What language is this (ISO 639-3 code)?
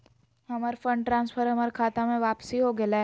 mag